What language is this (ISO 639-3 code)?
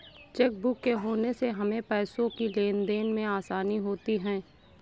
hin